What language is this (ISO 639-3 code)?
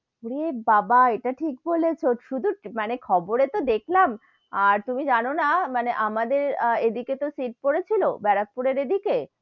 ben